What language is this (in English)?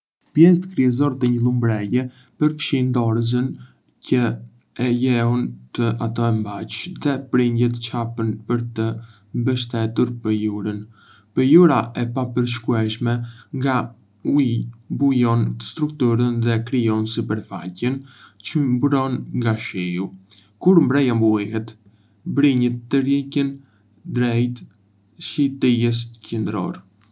Arbëreshë Albanian